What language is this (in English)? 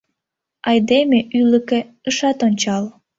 Mari